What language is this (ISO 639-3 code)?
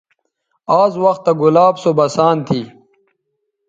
btv